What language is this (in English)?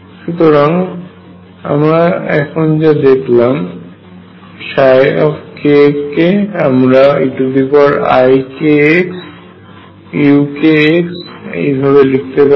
Bangla